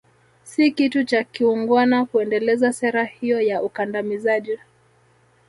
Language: Swahili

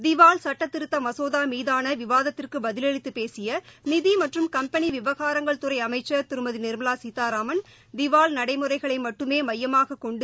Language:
Tamil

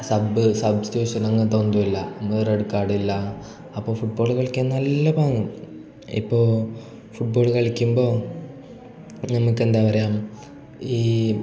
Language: Malayalam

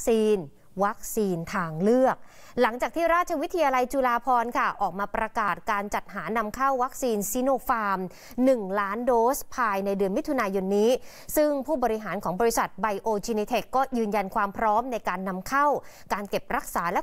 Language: Thai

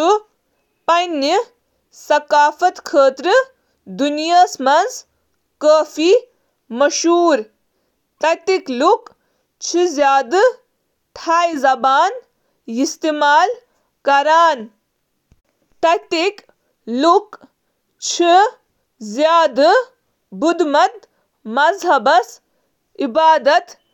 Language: Kashmiri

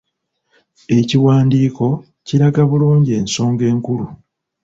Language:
Ganda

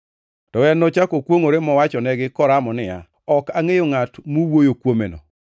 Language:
Luo (Kenya and Tanzania)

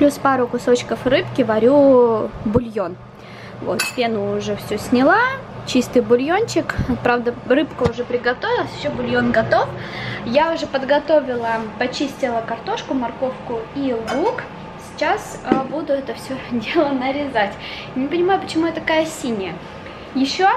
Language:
Russian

